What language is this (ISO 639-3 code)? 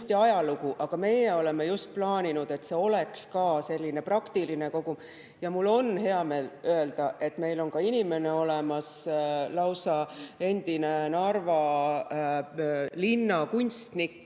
est